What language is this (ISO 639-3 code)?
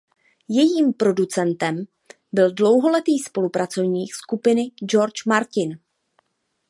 ces